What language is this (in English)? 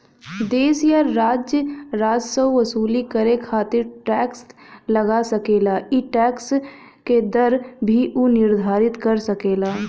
Bhojpuri